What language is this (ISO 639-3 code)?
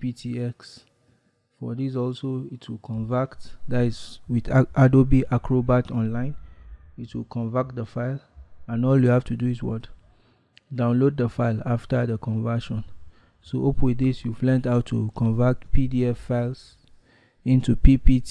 eng